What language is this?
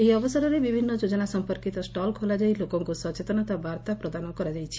Odia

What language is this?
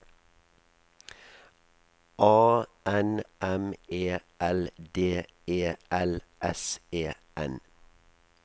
Norwegian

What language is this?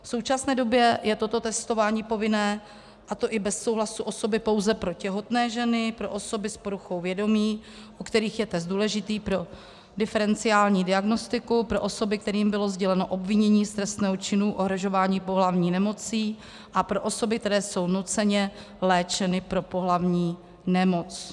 Czech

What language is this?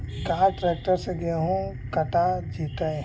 Magahi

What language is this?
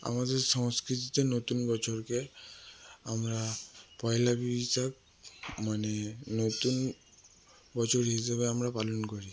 Bangla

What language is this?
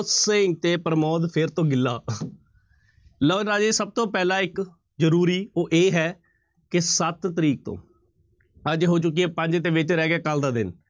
Punjabi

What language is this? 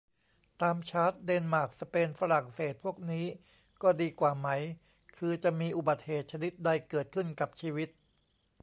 Thai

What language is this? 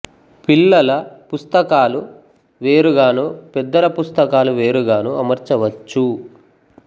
Telugu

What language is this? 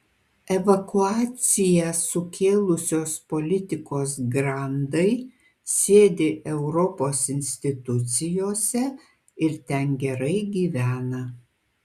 Lithuanian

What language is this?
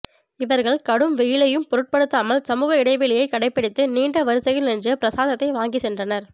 Tamil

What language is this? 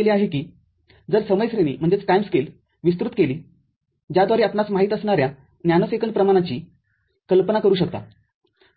Marathi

